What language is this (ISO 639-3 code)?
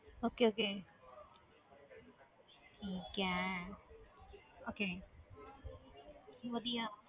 pan